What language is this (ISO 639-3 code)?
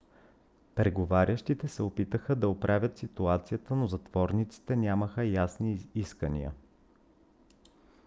bul